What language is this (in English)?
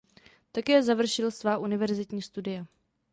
Czech